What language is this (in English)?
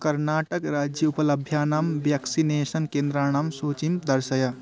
Sanskrit